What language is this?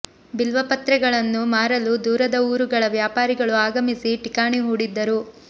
Kannada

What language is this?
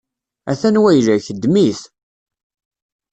Kabyle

